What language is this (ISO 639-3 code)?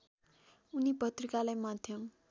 nep